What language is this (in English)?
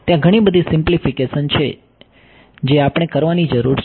Gujarati